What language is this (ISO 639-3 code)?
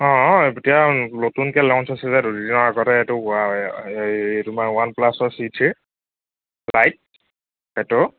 asm